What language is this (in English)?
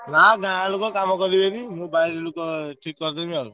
Odia